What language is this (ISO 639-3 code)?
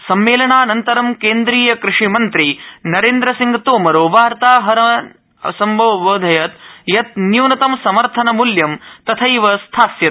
san